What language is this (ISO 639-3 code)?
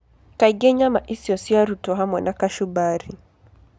kik